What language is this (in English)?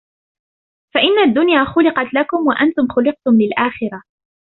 Arabic